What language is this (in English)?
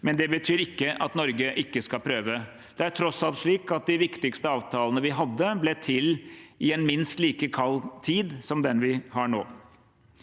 Norwegian